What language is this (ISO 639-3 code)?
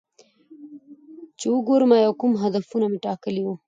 pus